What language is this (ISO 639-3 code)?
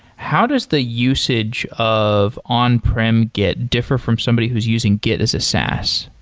eng